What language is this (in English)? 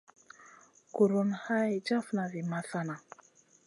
Masana